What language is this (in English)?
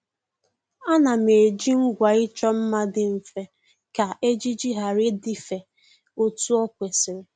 Igbo